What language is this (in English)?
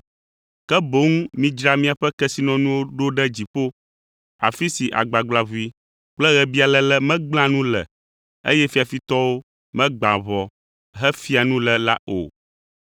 Ewe